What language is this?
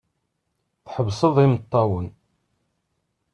Kabyle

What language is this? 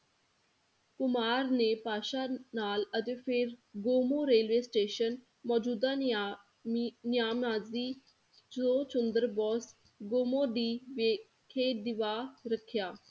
Punjabi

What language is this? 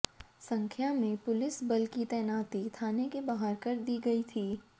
Hindi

